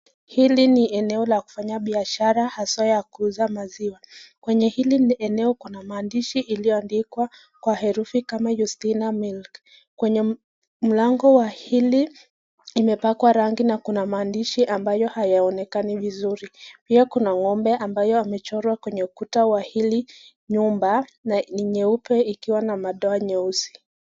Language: Swahili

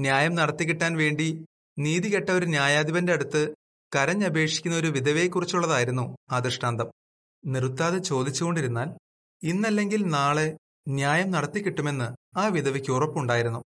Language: Malayalam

